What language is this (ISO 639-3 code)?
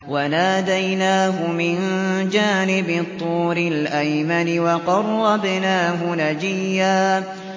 ara